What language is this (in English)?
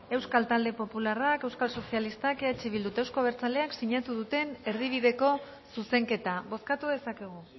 Basque